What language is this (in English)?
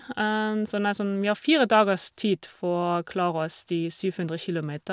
Norwegian